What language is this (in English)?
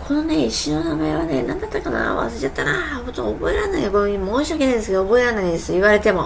Japanese